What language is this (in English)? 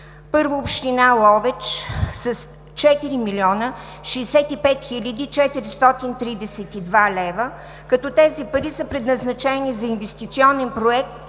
Bulgarian